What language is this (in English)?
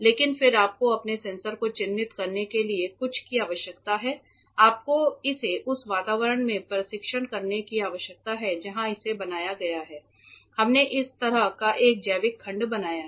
Hindi